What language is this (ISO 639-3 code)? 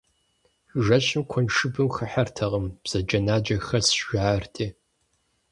kbd